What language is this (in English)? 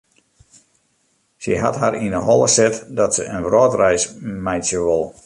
Western Frisian